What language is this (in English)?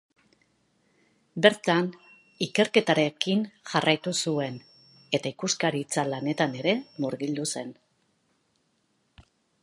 Basque